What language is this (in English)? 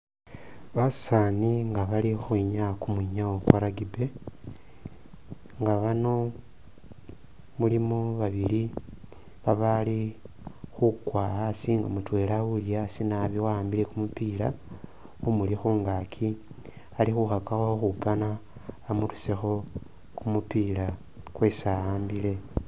Masaaba